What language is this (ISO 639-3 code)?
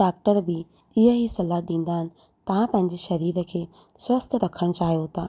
snd